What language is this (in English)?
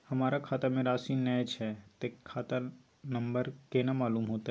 Maithili